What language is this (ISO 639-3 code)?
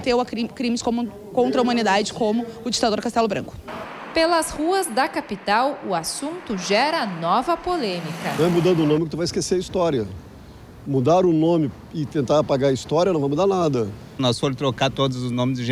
por